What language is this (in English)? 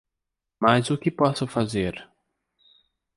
Portuguese